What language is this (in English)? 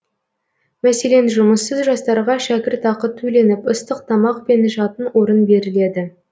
Kazakh